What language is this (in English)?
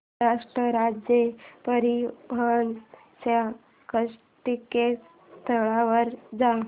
Marathi